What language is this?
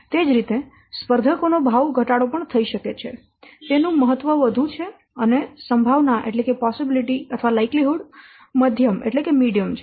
Gujarati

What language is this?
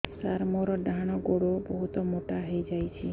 Odia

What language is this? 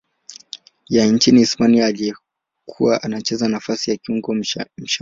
Swahili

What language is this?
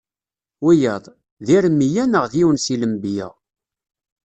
Kabyle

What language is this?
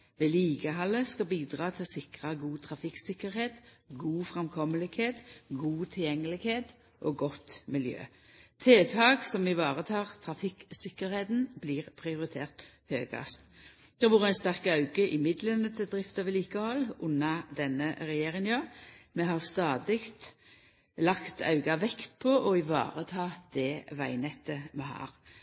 Norwegian Nynorsk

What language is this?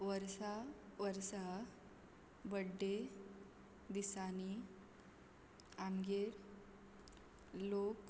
Konkani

